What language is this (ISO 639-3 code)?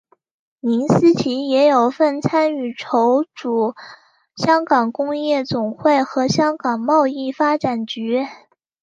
zho